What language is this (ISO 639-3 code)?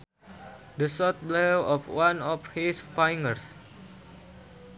sun